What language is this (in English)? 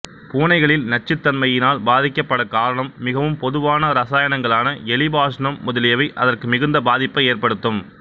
Tamil